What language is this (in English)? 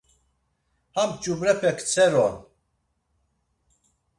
Laz